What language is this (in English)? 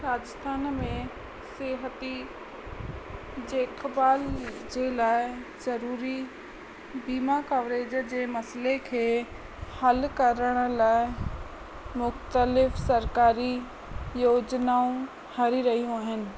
Sindhi